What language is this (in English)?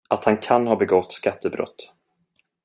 Swedish